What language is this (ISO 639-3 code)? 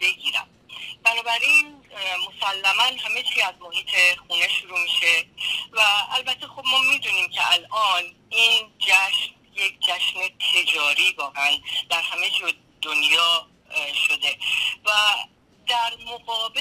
fas